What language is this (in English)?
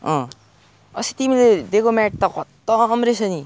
Nepali